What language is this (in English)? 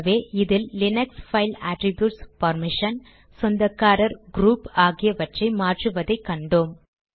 Tamil